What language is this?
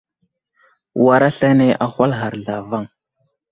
Wuzlam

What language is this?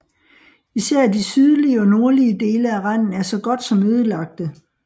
Danish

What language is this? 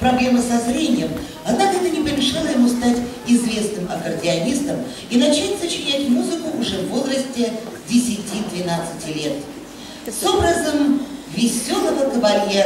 Russian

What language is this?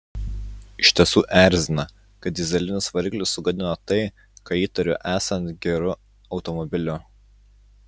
Lithuanian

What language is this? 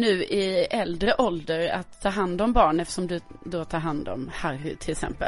Swedish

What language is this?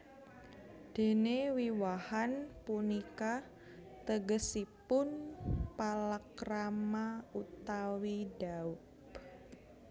Javanese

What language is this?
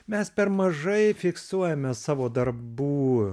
Lithuanian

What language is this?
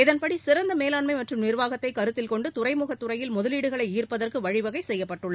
Tamil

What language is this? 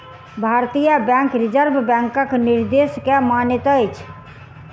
Maithili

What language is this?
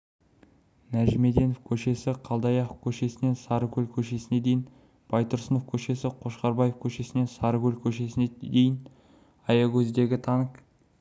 Kazakh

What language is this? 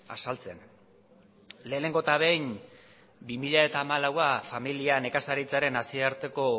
Basque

